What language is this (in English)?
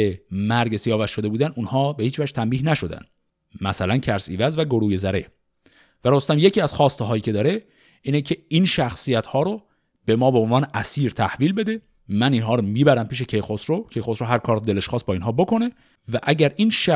Persian